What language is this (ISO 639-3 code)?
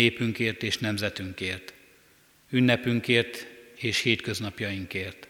hun